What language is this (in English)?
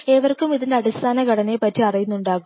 Malayalam